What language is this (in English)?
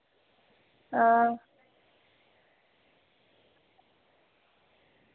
Dogri